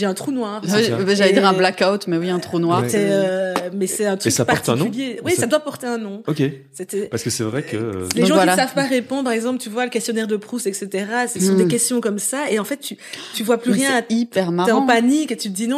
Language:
French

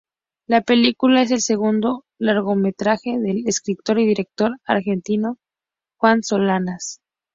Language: Spanish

